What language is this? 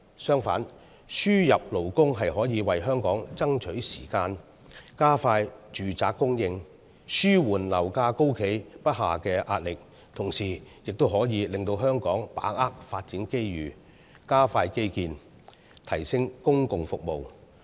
Cantonese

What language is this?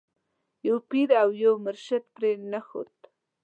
Pashto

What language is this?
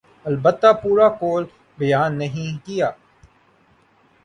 Urdu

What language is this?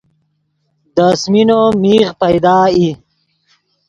Yidgha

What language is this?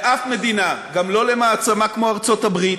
Hebrew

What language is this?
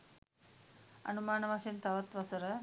Sinhala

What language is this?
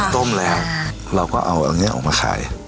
Thai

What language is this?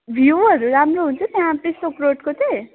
Nepali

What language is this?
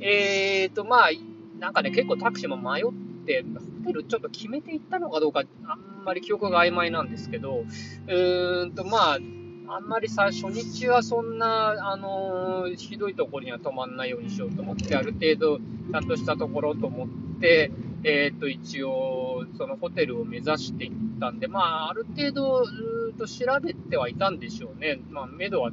Japanese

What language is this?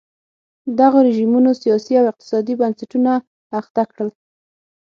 Pashto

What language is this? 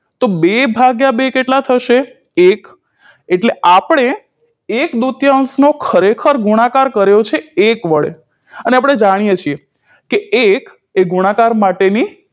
Gujarati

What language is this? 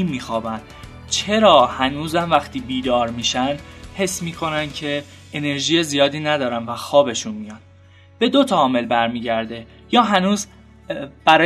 Persian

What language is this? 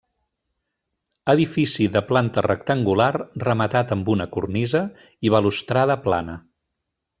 Catalan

